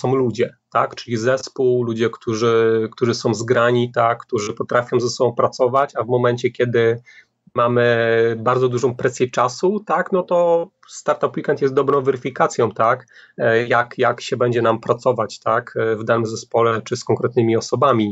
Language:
Polish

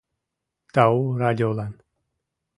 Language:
Mari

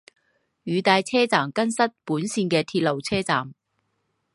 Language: Chinese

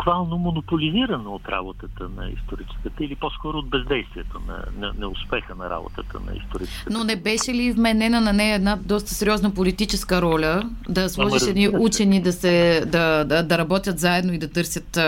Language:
Bulgarian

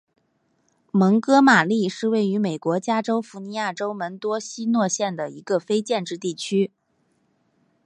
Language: Chinese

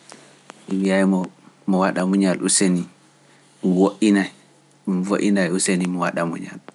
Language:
Pular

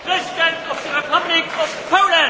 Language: Polish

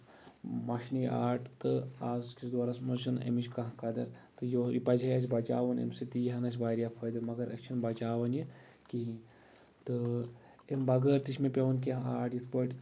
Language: Kashmiri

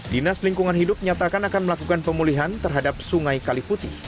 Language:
Indonesian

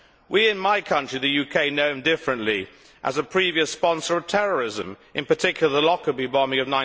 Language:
English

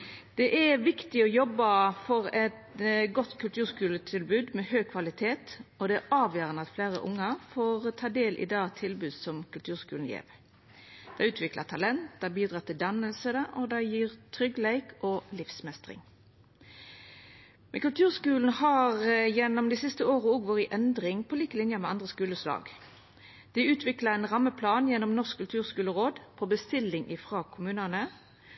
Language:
Norwegian Nynorsk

